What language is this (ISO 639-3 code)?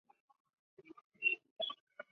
zho